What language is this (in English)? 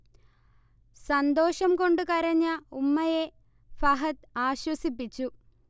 Malayalam